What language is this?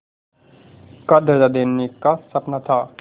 Hindi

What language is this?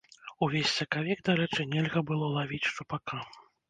Belarusian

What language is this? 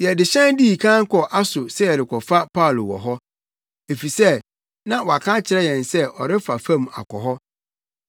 Akan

